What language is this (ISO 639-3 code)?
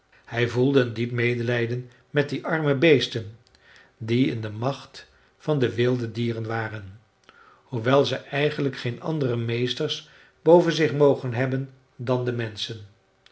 nld